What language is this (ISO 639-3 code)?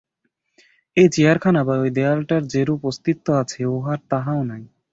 ben